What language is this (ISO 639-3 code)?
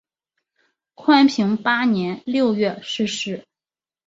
zho